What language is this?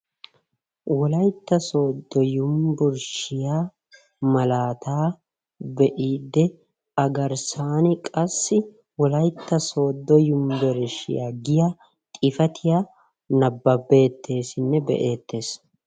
Wolaytta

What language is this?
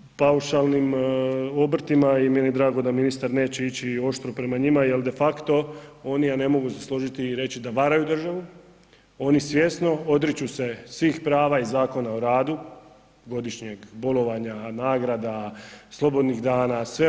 Croatian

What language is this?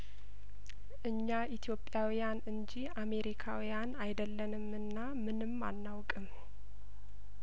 Amharic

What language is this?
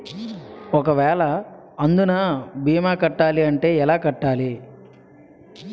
Telugu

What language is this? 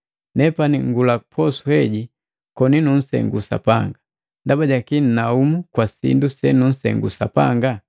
Matengo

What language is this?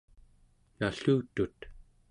Central Yupik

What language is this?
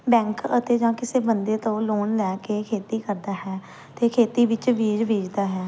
Punjabi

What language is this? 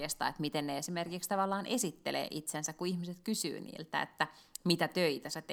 Finnish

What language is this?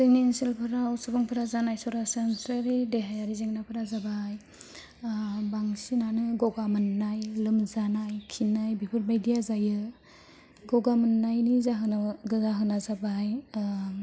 Bodo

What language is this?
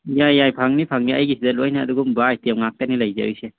Manipuri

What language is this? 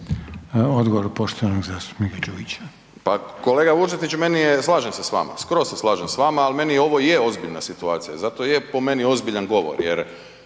Croatian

